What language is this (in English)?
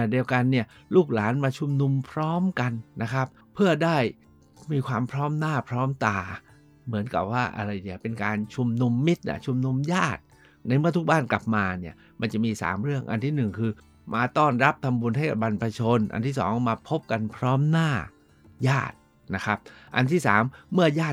Thai